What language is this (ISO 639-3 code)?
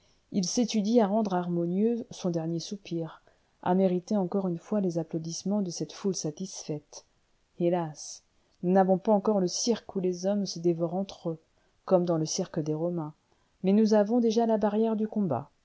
fra